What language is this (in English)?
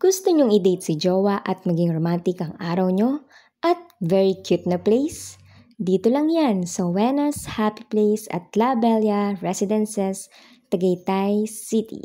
Filipino